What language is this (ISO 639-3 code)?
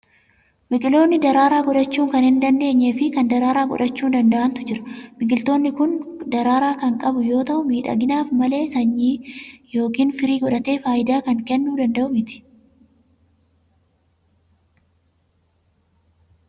orm